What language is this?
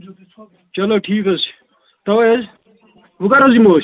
Kashmiri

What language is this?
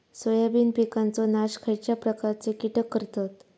Marathi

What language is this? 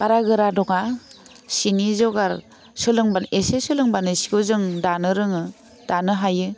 Bodo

